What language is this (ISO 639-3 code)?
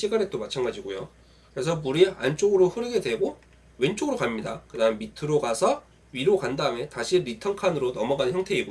kor